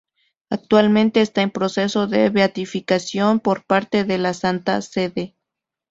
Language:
Spanish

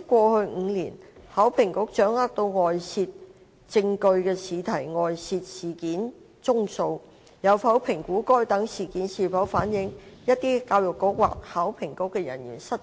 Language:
Cantonese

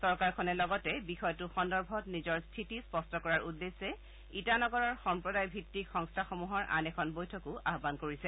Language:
Assamese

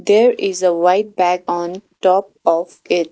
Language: English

